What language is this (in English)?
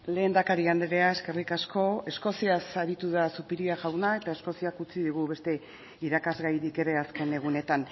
Basque